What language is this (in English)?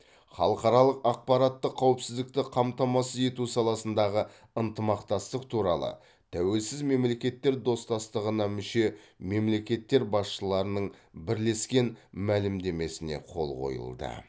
Kazakh